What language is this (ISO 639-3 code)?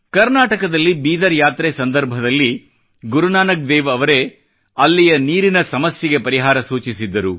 kan